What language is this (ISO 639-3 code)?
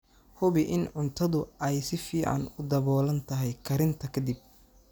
som